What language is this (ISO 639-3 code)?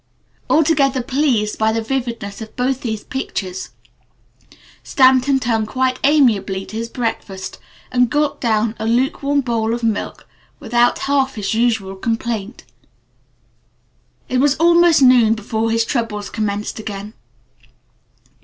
eng